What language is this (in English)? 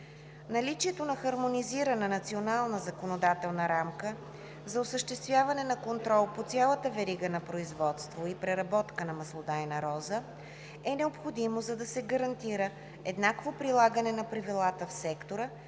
Bulgarian